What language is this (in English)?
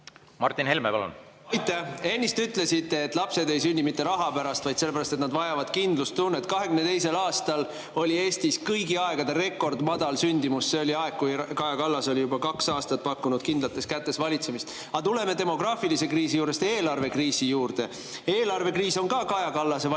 Estonian